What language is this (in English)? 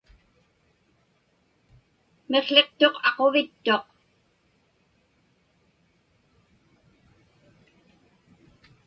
Inupiaq